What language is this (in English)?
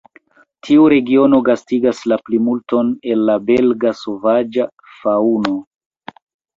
Esperanto